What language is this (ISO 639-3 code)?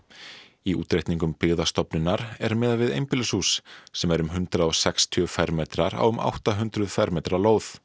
isl